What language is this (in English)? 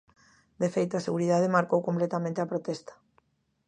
Galician